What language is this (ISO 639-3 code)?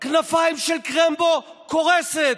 heb